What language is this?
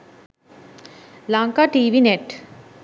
Sinhala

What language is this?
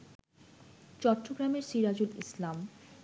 Bangla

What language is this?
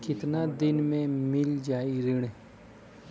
Bhojpuri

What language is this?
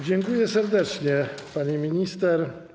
Polish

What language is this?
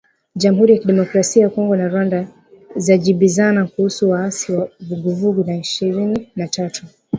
Swahili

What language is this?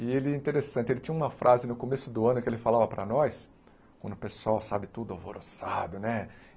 Portuguese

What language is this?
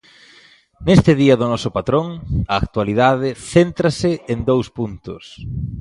Galician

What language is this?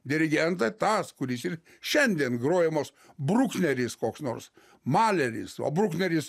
Lithuanian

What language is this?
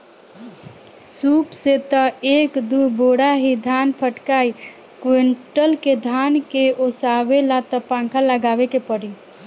Bhojpuri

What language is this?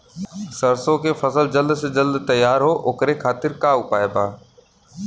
Bhojpuri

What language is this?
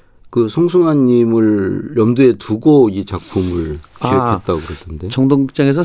Korean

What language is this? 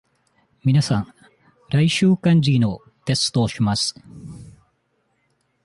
Japanese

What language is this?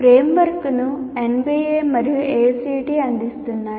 Telugu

